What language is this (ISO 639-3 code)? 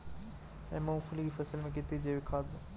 hin